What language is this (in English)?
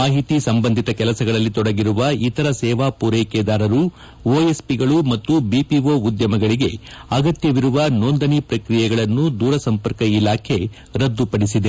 Kannada